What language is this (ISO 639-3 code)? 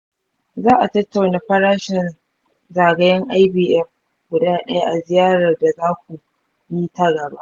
hau